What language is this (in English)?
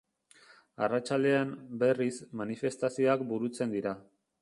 Basque